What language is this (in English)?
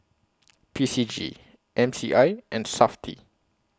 English